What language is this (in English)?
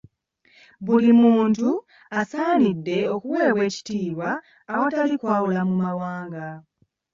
Ganda